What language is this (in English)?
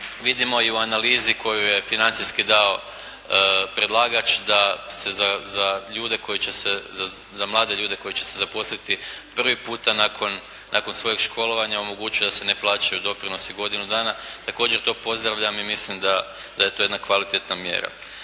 Croatian